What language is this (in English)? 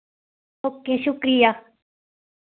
Dogri